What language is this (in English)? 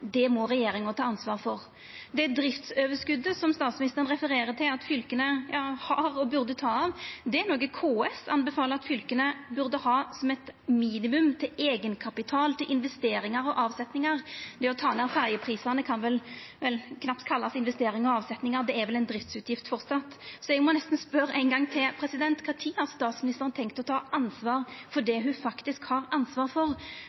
Norwegian Nynorsk